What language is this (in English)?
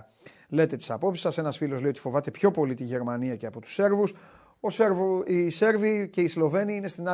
Greek